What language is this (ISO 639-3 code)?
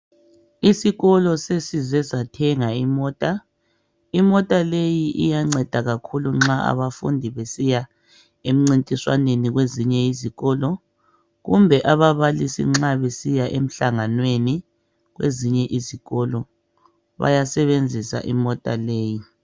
nde